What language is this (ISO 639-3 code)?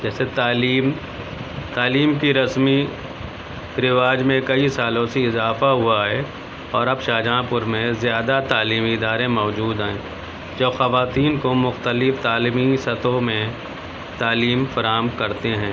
urd